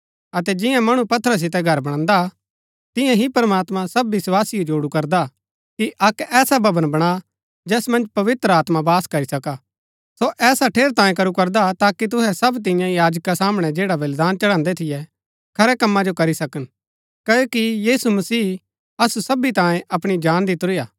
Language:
Gaddi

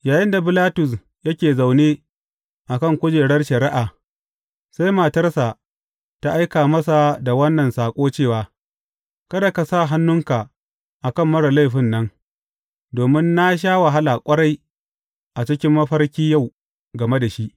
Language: Hausa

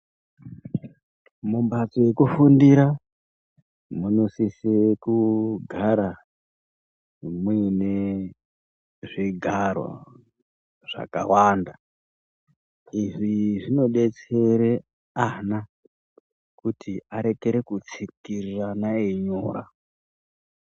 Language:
Ndau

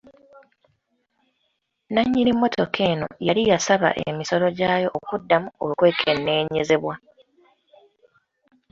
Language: Ganda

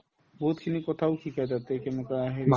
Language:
Assamese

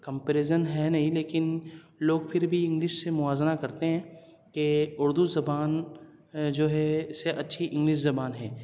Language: Urdu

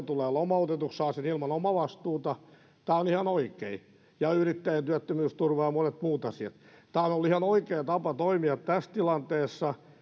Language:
Finnish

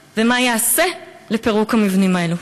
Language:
Hebrew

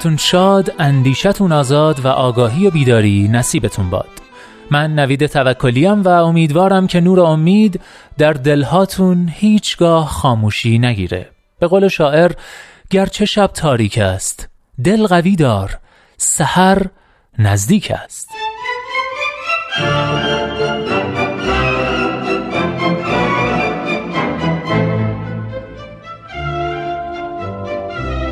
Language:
Persian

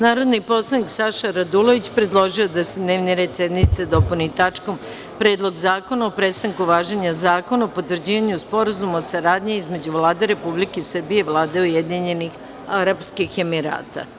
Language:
Serbian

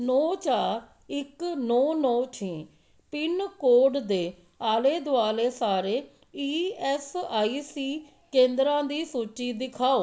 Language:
Punjabi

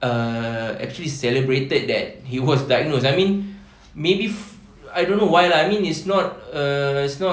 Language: English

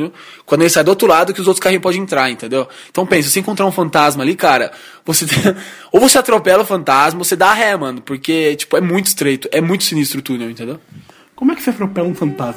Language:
Portuguese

